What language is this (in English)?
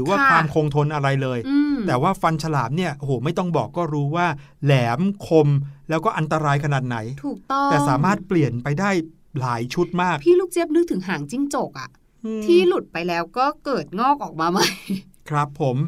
Thai